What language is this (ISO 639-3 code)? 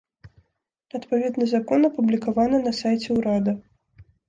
bel